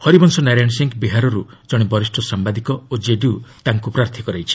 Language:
Odia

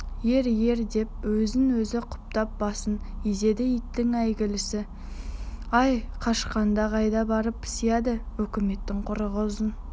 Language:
Kazakh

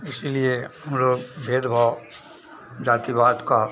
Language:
Hindi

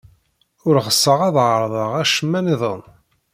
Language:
Kabyle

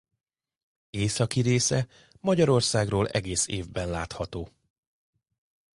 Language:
Hungarian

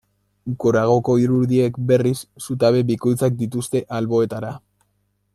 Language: Basque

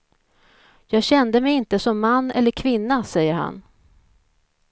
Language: Swedish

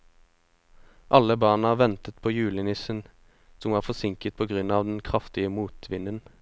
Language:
Norwegian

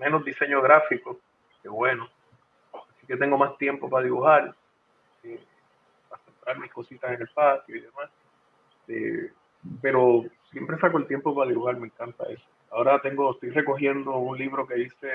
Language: Spanish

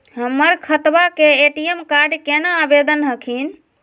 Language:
Magahi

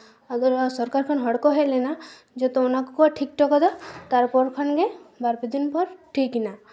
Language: Santali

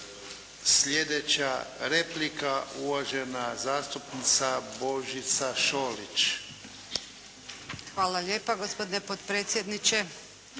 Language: Croatian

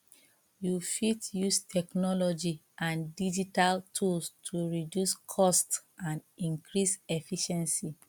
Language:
Nigerian Pidgin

